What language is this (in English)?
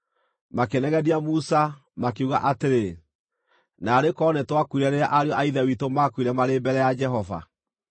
Kikuyu